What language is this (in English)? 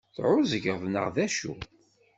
Kabyle